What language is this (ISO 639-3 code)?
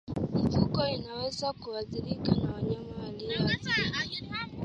swa